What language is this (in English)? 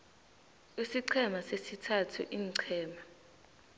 South Ndebele